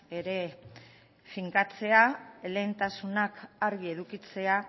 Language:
Basque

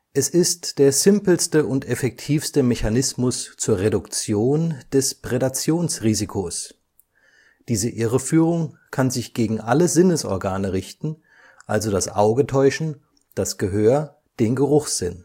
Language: German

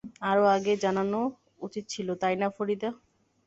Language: Bangla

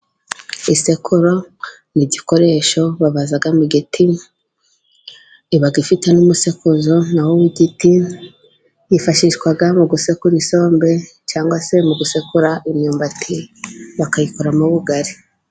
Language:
Kinyarwanda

